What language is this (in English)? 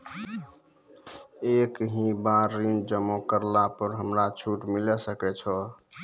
Maithili